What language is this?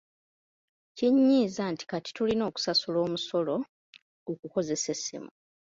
Ganda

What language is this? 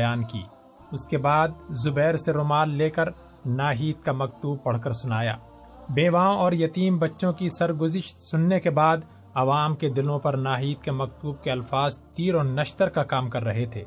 Urdu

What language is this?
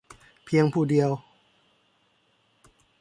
Thai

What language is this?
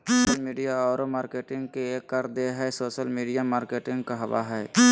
Magahi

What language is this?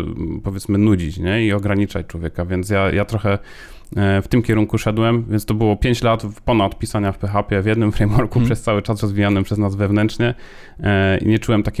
Polish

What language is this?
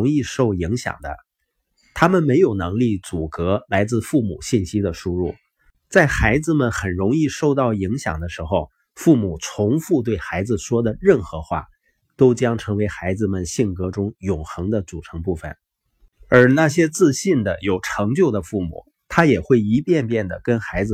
Chinese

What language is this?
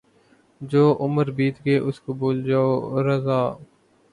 Urdu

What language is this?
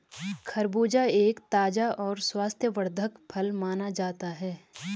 Hindi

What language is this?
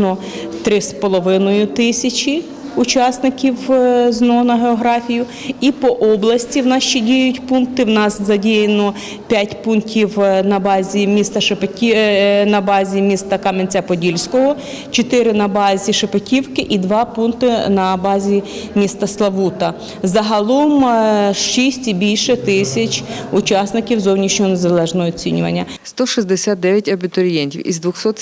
Ukrainian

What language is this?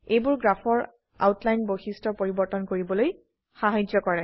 Assamese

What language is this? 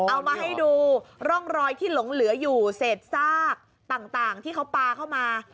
Thai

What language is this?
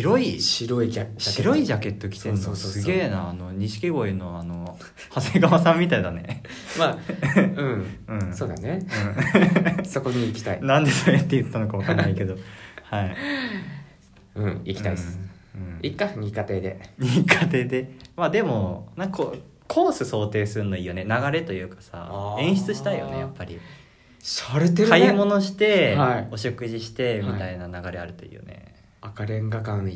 Japanese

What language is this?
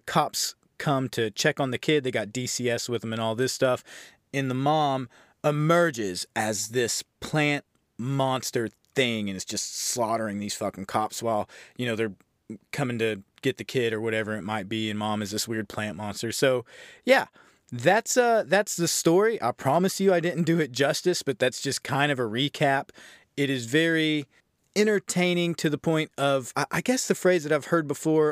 English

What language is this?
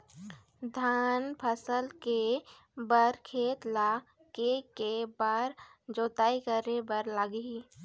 Chhattisgarhi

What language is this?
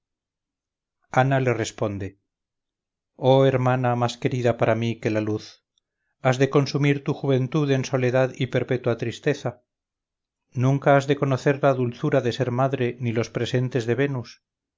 Spanish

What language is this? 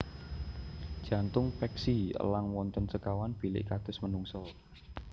Javanese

